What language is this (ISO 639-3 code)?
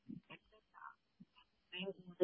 mal